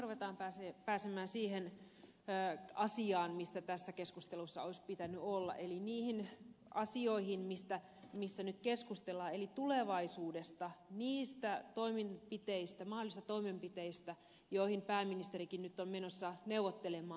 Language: Finnish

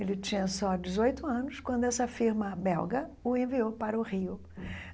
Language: Portuguese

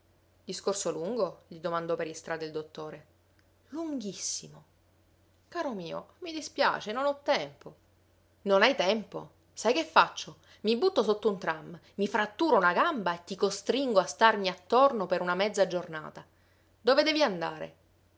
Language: Italian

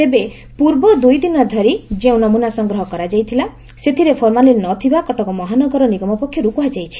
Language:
Odia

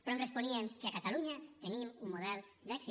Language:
Catalan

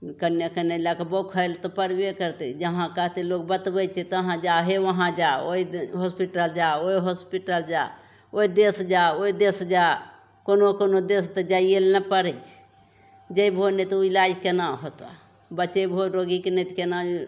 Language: Maithili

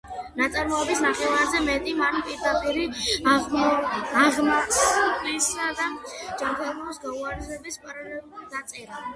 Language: Georgian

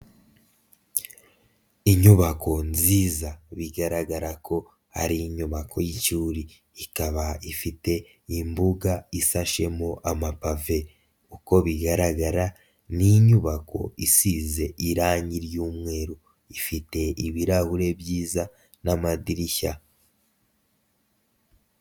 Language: Kinyarwanda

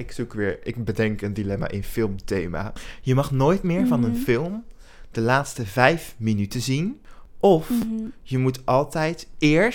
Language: Dutch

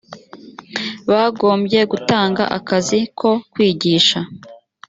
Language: Kinyarwanda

